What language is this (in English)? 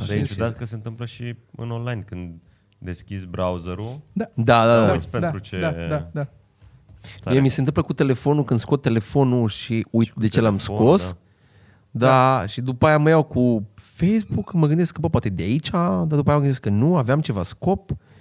Romanian